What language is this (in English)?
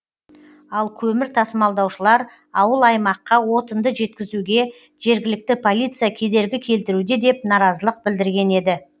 Kazakh